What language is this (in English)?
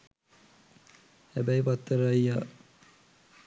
Sinhala